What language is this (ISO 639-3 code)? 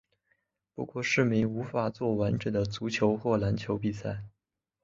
zho